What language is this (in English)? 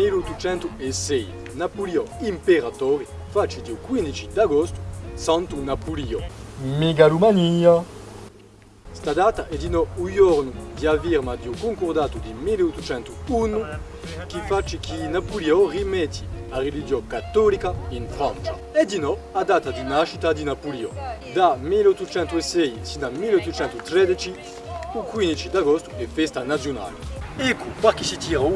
Italian